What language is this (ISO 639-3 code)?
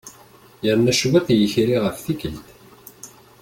kab